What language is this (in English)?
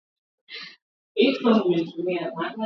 Swahili